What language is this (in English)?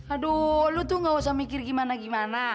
Indonesian